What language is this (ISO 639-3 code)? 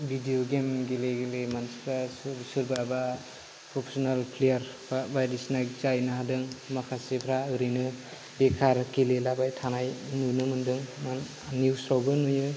brx